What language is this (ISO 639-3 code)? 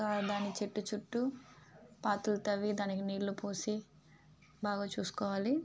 tel